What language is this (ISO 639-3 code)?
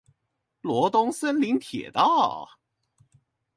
zho